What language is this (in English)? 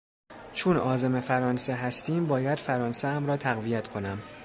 Persian